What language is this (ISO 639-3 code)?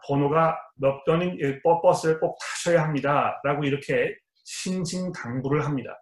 kor